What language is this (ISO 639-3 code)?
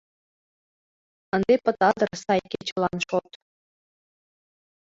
chm